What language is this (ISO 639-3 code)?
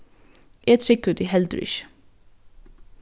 fao